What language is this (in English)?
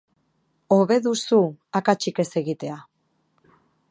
Basque